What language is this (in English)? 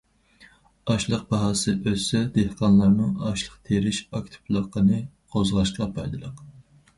Uyghur